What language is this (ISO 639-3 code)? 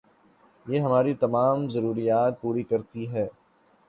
urd